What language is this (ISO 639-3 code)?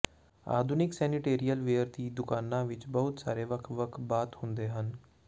pan